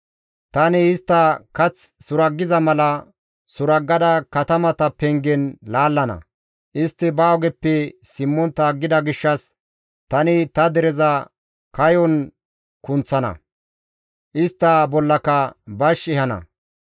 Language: Gamo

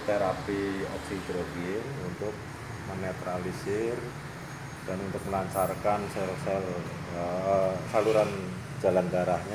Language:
Indonesian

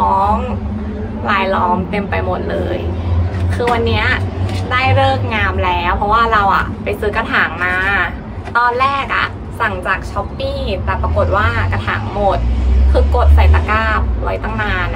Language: Thai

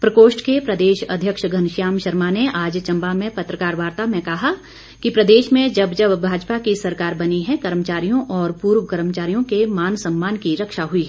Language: Hindi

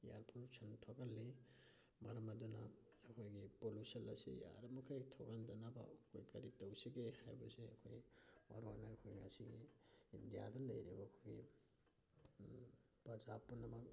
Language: Manipuri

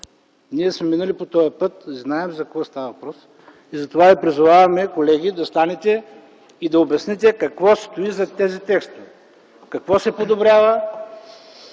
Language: Bulgarian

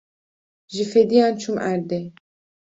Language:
Kurdish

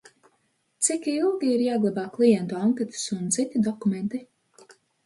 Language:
Latvian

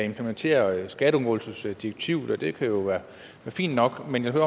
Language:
Danish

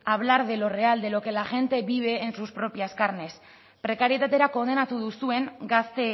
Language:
Spanish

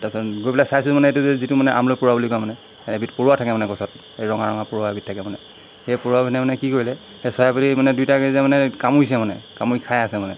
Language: Assamese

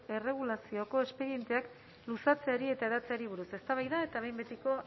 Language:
Basque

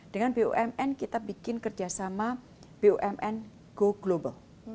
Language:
Indonesian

